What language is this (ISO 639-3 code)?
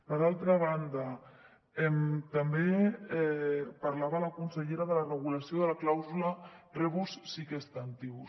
cat